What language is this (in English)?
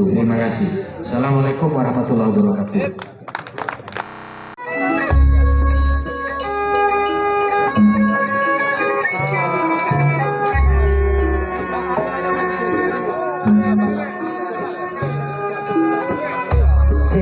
Indonesian